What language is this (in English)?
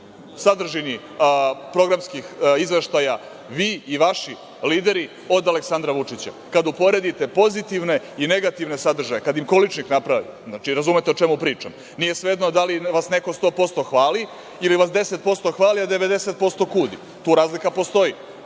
Serbian